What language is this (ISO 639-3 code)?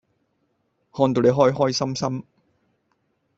yue